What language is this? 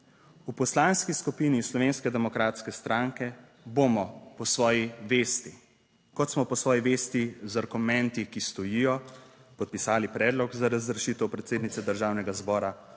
Slovenian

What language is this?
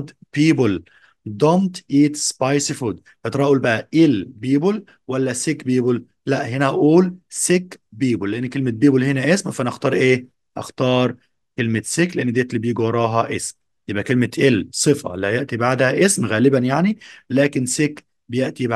Arabic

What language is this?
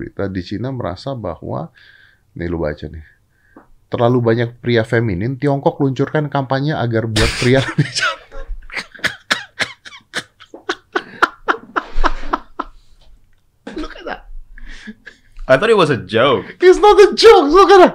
Indonesian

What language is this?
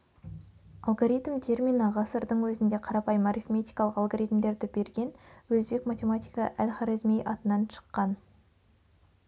Kazakh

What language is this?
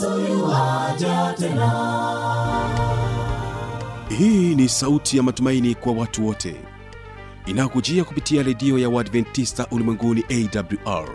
Swahili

